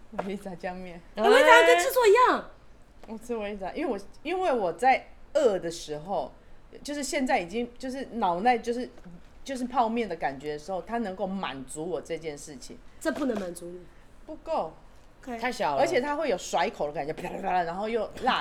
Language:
Chinese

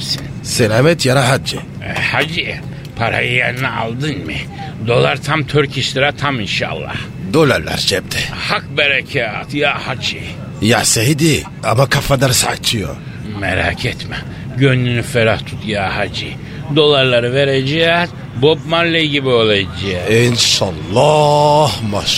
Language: Turkish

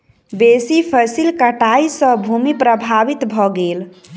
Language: Maithili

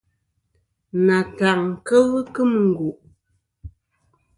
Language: Kom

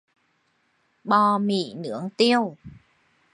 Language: Vietnamese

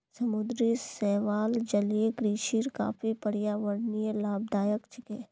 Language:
Magahi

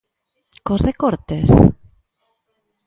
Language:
Galician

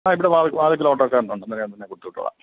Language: Malayalam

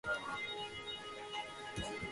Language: Georgian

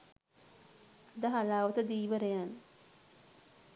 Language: Sinhala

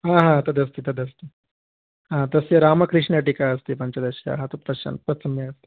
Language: Sanskrit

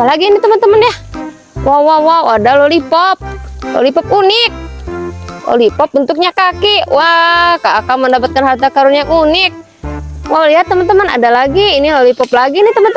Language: Indonesian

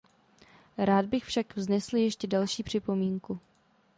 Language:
Czech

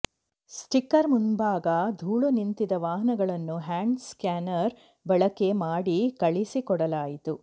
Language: Kannada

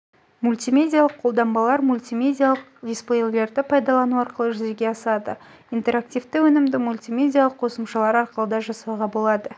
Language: Kazakh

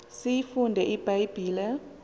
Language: Xhosa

